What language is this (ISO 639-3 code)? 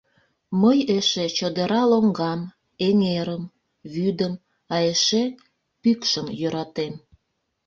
chm